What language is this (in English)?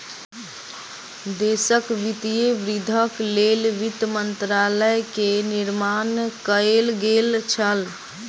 Maithili